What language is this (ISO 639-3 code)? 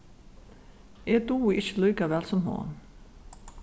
fao